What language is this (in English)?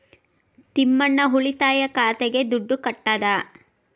Kannada